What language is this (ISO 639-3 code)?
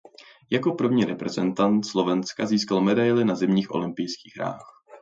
ces